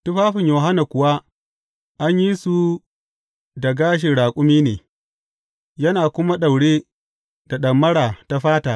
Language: Hausa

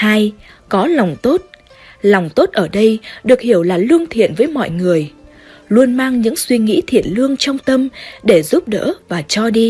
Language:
Vietnamese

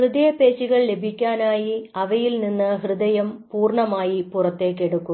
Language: Malayalam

